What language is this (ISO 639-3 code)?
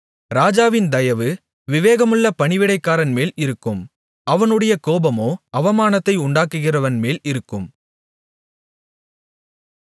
tam